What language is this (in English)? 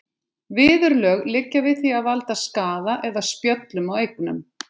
Icelandic